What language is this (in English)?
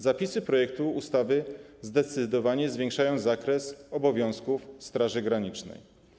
Polish